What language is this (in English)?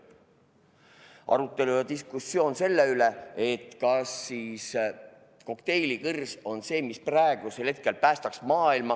Estonian